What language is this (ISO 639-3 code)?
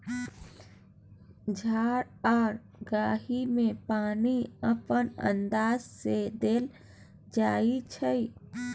mai